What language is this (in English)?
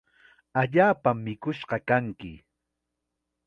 Chiquián Ancash Quechua